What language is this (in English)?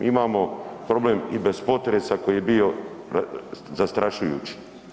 Croatian